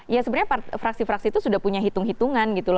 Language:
Indonesian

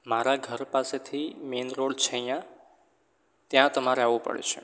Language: Gujarati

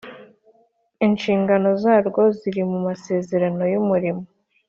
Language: Kinyarwanda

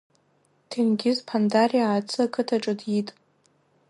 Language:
Abkhazian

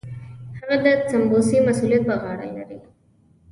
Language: Pashto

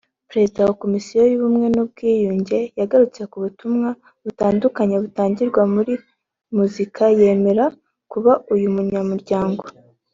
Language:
Kinyarwanda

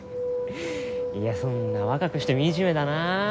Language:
Japanese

